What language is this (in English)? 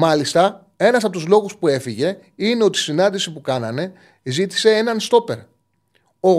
Greek